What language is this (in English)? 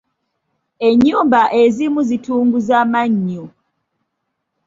Ganda